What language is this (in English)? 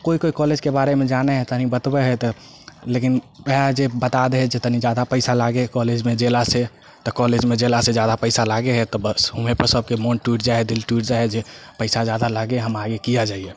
Maithili